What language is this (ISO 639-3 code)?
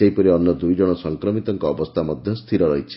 ori